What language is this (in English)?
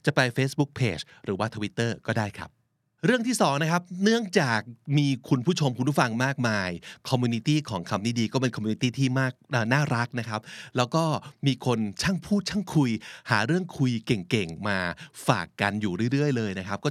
Thai